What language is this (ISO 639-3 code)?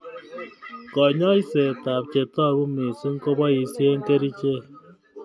kln